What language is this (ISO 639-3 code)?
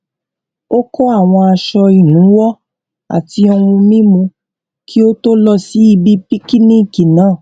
yor